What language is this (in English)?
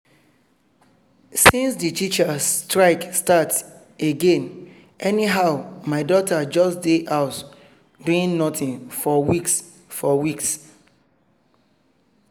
Nigerian Pidgin